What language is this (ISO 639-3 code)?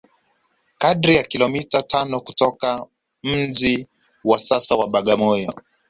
swa